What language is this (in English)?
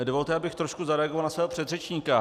Czech